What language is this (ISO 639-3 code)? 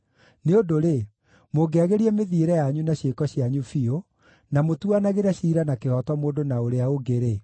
kik